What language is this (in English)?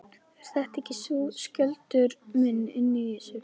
Icelandic